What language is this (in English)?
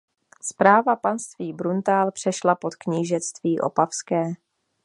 Czech